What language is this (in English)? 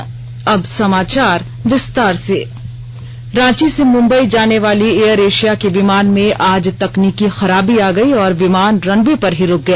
Hindi